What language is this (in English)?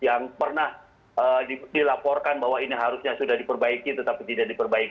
Indonesian